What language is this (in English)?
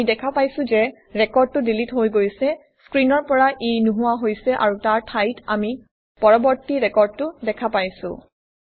Assamese